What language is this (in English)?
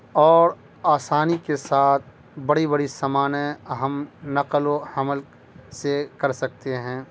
Urdu